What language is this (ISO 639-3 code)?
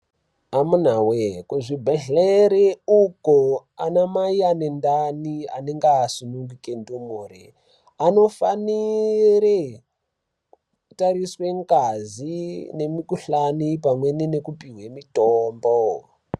ndc